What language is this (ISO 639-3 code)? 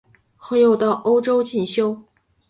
zho